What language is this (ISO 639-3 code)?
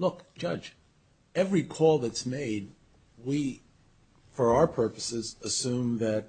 eng